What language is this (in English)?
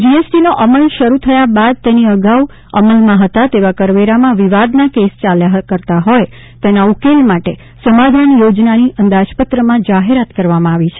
Gujarati